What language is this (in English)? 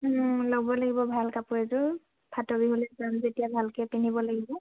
Assamese